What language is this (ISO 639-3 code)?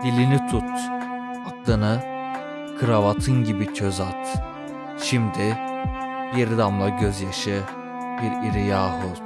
tur